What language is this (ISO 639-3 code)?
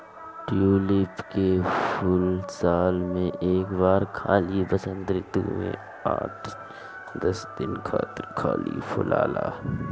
bho